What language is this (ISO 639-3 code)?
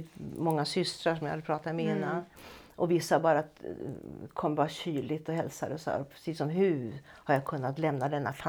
swe